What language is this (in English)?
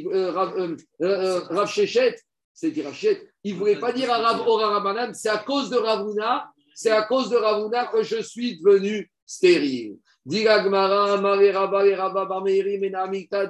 French